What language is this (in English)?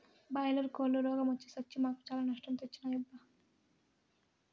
Telugu